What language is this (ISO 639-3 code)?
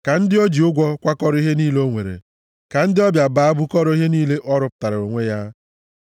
ibo